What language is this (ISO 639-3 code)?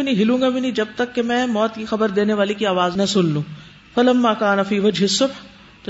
urd